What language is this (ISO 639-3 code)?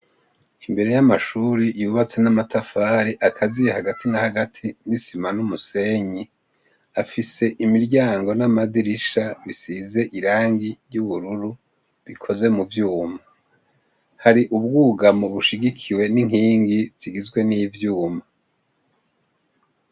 run